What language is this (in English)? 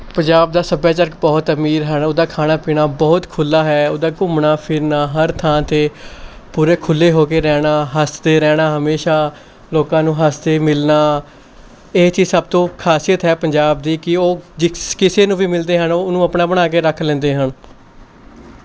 Punjabi